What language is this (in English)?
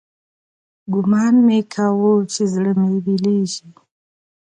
Pashto